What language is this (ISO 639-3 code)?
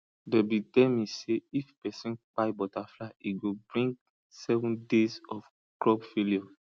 pcm